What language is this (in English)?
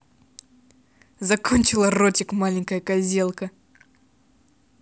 Russian